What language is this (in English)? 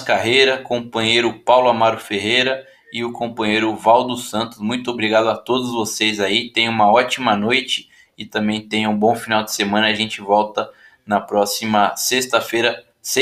Portuguese